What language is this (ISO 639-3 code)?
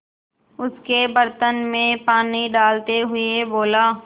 hin